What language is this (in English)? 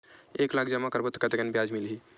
Chhattisgarhi